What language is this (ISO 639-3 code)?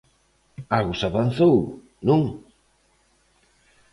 glg